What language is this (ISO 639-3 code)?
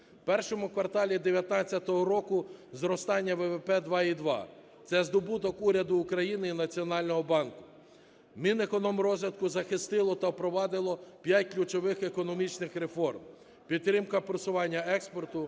ukr